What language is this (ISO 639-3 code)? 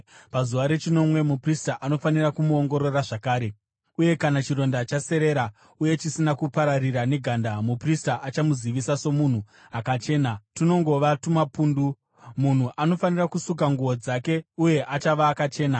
sna